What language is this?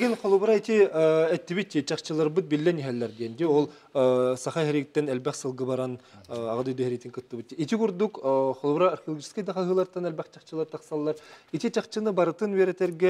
Turkish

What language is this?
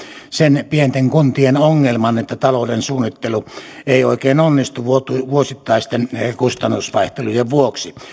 Finnish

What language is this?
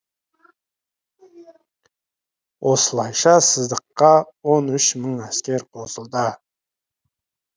Kazakh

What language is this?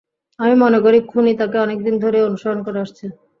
Bangla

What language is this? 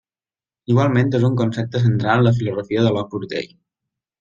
Catalan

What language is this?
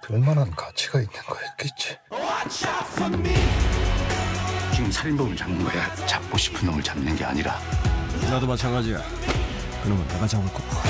Korean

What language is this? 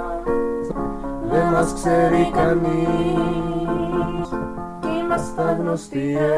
Greek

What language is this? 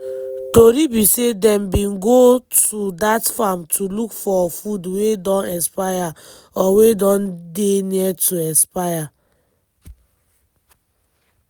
Nigerian Pidgin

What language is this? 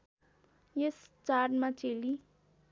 Nepali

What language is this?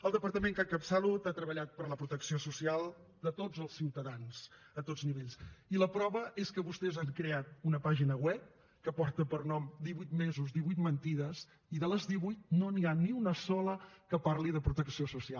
Catalan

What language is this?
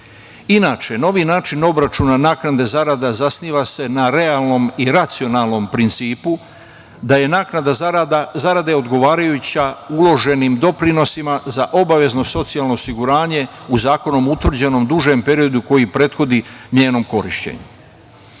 Serbian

